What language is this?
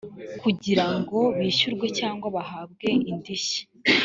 Kinyarwanda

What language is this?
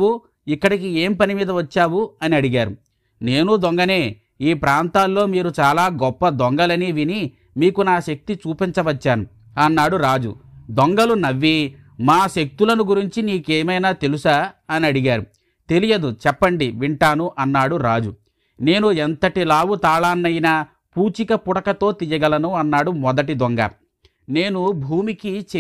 Hindi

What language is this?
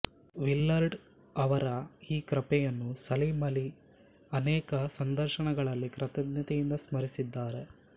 Kannada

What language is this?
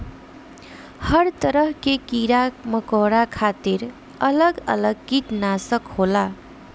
Bhojpuri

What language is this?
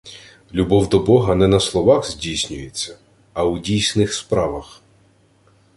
Ukrainian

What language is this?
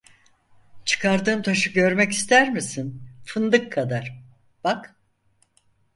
Turkish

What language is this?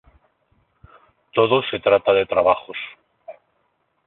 Spanish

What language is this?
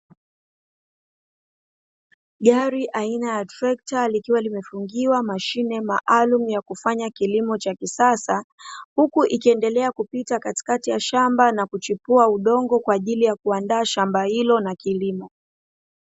Swahili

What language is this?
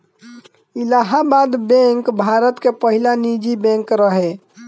Bhojpuri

